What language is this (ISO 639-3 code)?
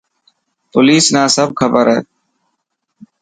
mki